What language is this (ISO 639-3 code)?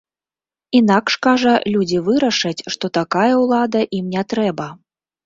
bel